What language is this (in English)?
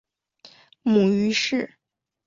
Chinese